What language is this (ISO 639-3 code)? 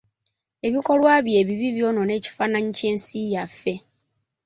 lug